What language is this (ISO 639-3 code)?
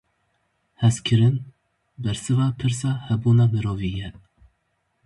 kur